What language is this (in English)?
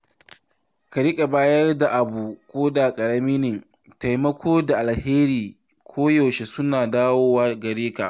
Hausa